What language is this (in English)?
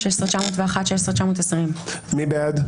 Hebrew